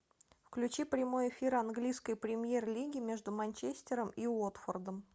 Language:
Russian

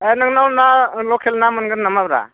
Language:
Bodo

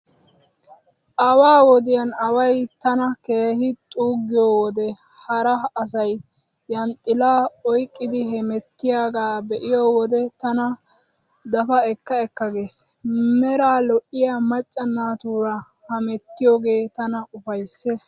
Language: Wolaytta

